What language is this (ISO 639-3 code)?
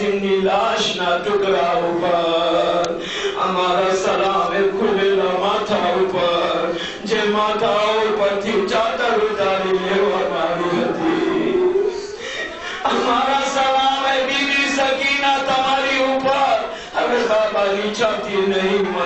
ara